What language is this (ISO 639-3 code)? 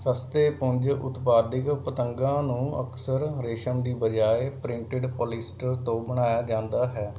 pan